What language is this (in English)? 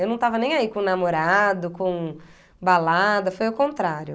Portuguese